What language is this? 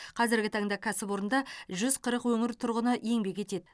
Kazakh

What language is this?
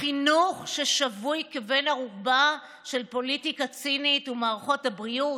Hebrew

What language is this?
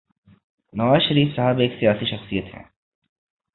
Urdu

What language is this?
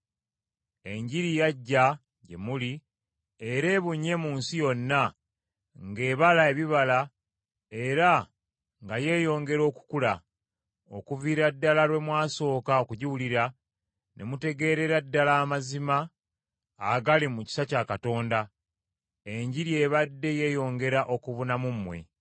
Ganda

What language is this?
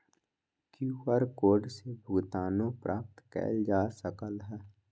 Magahi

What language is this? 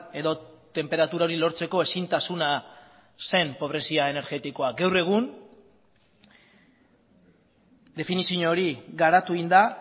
Basque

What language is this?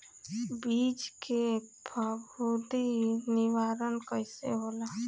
Bhojpuri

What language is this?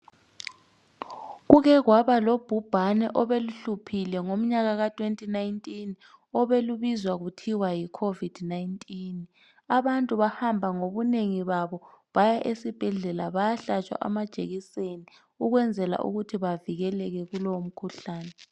North Ndebele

